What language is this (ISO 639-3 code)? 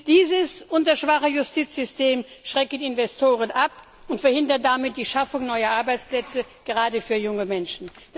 deu